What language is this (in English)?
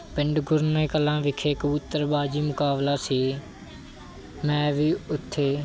Punjabi